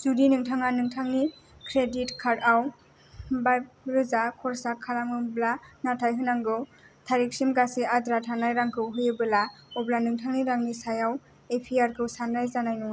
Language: Bodo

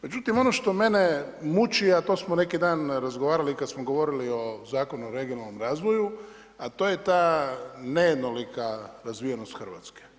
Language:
Croatian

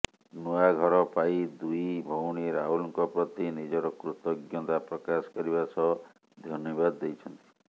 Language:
Odia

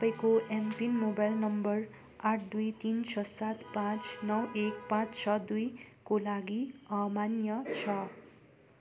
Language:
Nepali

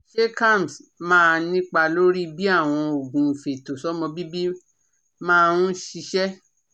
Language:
Yoruba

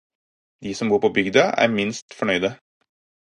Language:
Norwegian Bokmål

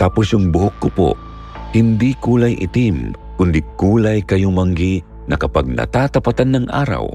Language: Filipino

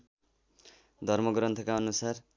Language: Nepali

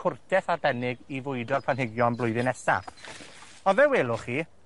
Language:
Welsh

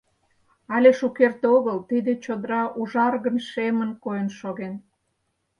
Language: Mari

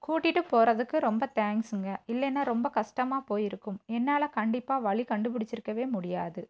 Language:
Tamil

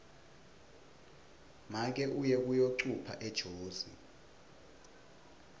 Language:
Swati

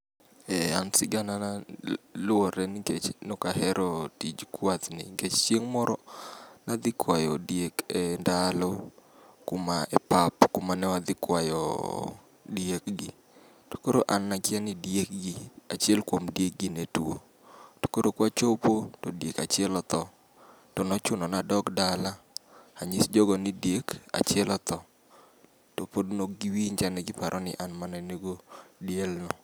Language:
Luo (Kenya and Tanzania)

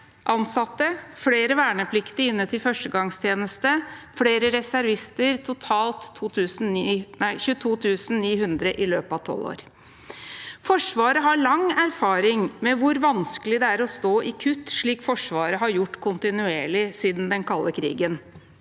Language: Norwegian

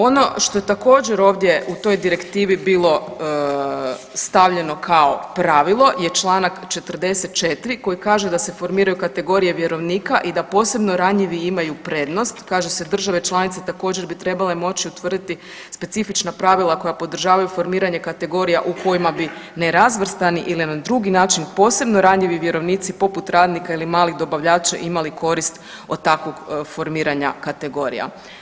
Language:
Croatian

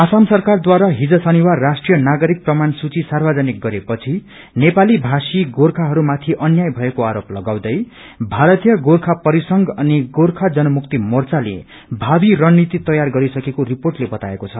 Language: Nepali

